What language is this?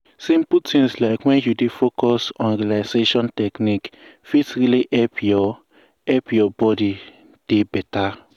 Nigerian Pidgin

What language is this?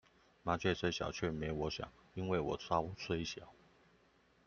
Chinese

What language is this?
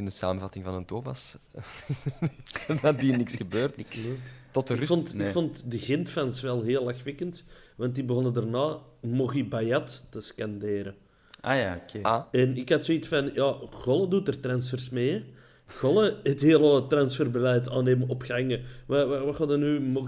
Dutch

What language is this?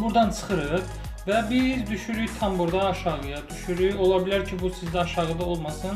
Turkish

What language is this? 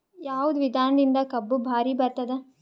Kannada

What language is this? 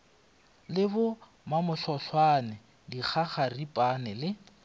Northern Sotho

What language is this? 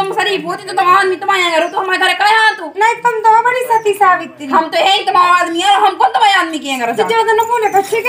Hindi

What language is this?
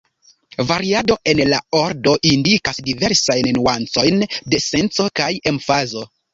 Esperanto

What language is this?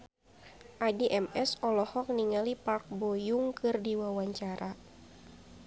Sundanese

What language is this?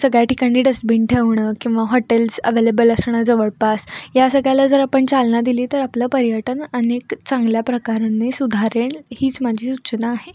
Marathi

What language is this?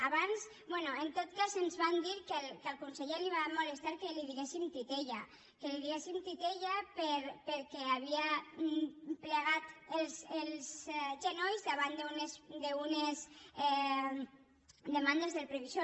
Catalan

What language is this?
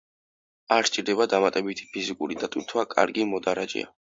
Georgian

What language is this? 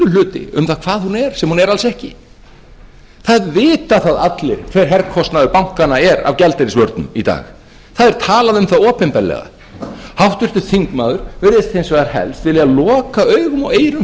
Icelandic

